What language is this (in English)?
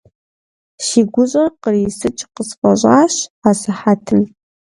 Kabardian